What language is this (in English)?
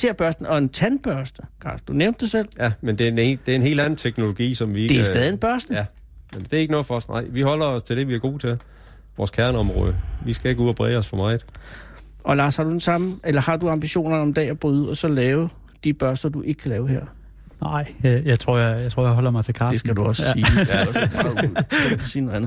Danish